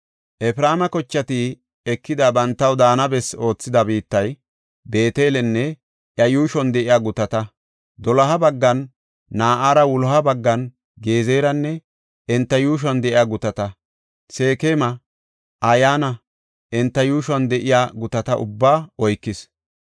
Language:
Gofa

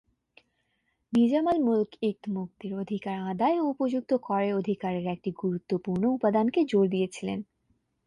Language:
Bangla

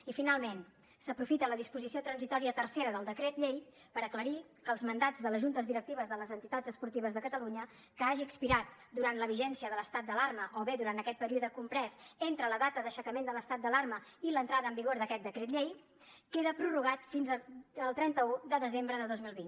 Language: Catalan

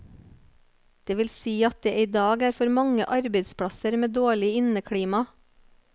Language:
Norwegian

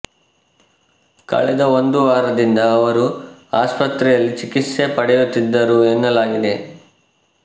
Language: Kannada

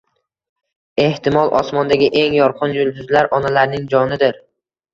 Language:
Uzbek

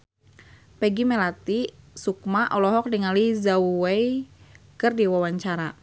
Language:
Sundanese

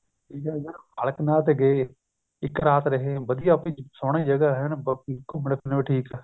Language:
Punjabi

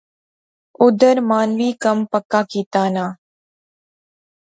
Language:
Pahari-Potwari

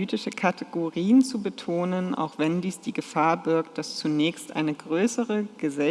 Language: German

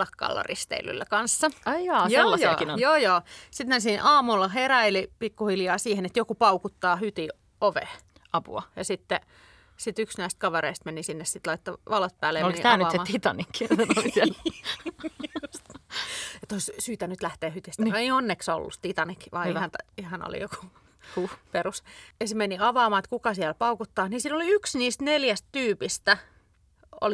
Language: Finnish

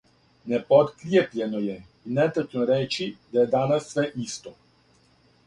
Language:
Serbian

